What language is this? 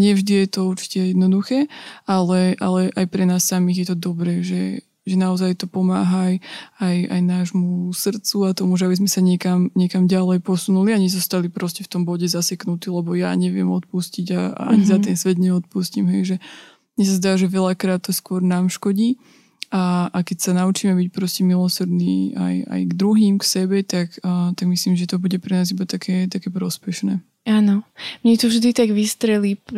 Slovak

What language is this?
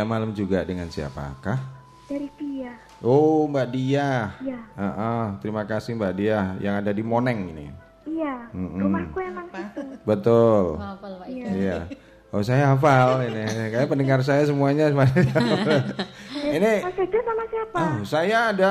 Indonesian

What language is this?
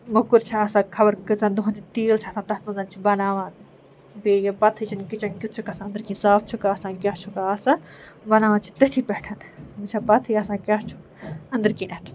Kashmiri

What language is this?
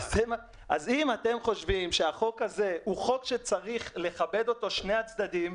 Hebrew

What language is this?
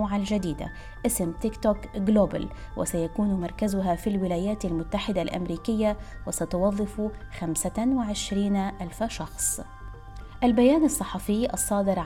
Arabic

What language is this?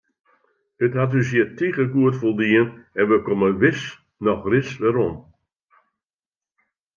Western Frisian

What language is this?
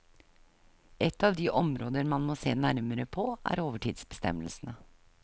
Norwegian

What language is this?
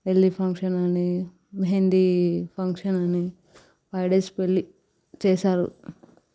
Telugu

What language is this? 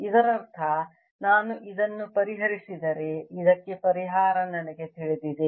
Kannada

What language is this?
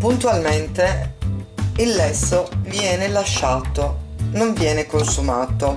Italian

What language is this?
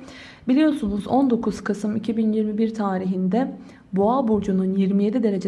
Turkish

